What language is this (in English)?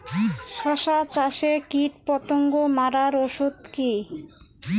Bangla